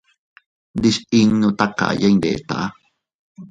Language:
Teutila Cuicatec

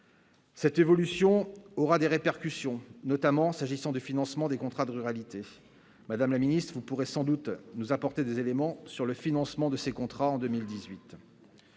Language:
French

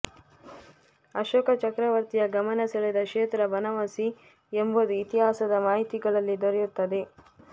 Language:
Kannada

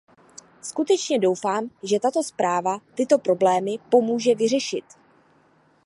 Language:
Czech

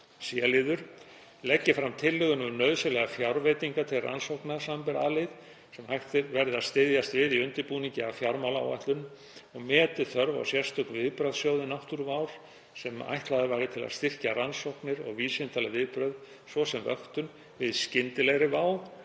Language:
Icelandic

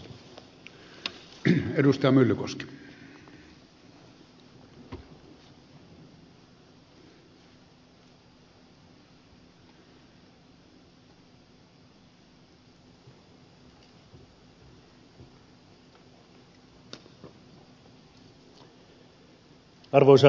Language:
Finnish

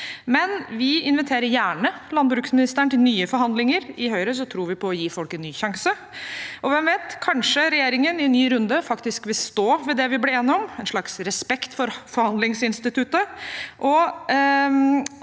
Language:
Norwegian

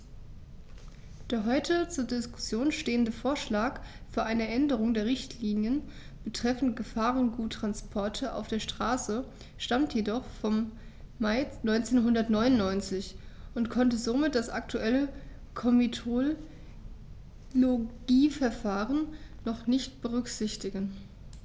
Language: German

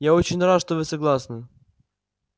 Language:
Russian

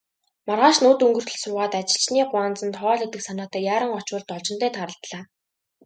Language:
Mongolian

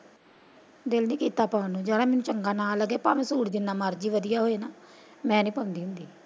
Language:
Punjabi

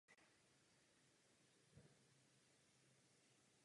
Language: Czech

